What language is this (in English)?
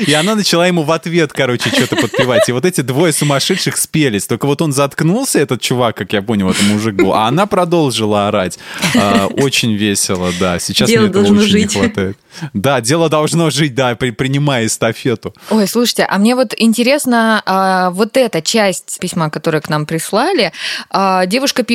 Russian